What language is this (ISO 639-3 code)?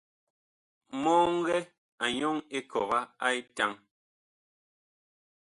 bkh